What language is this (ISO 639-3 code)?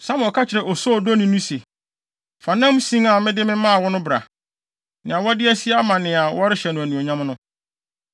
aka